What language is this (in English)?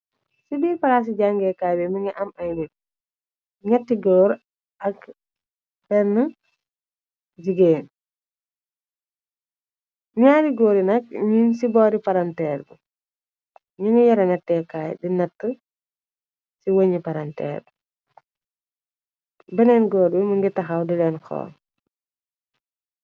Wolof